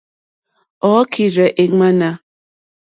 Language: Mokpwe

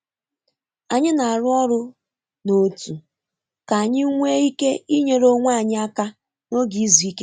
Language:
Igbo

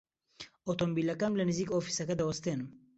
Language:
Central Kurdish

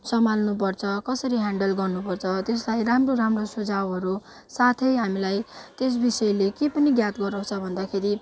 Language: Nepali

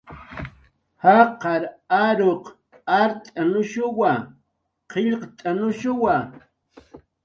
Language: Jaqaru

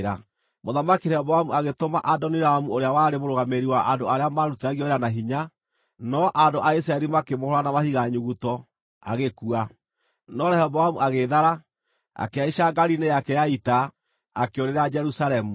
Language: Kikuyu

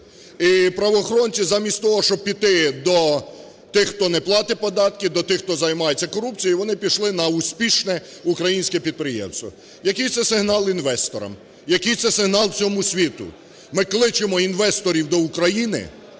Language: Ukrainian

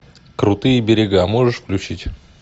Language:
Russian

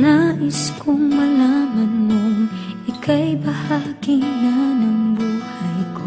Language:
Filipino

